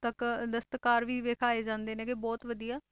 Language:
Punjabi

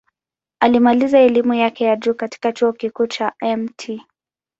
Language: Swahili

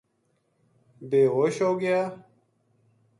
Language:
Gujari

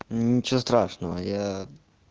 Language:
Russian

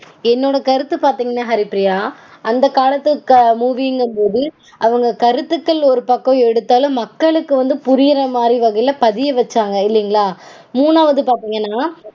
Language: Tamil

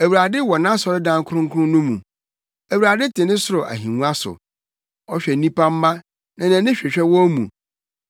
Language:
Akan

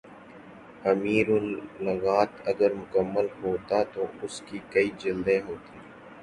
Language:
Urdu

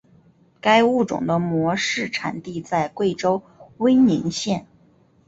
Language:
Chinese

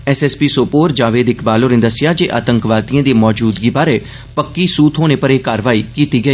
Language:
Dogri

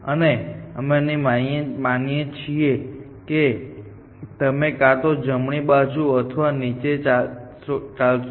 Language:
Gujarati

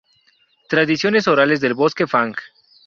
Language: Spanish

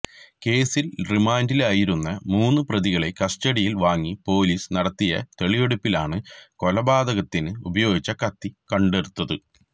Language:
Malayalam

